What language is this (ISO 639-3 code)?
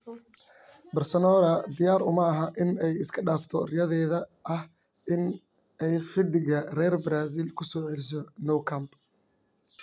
som